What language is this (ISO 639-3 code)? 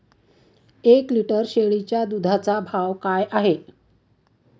mar